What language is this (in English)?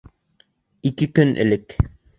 Bashkir